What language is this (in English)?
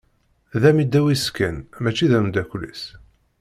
Kabyle